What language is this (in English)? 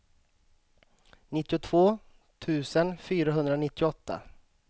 Swedish